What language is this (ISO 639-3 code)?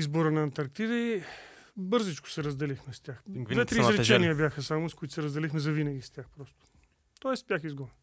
bul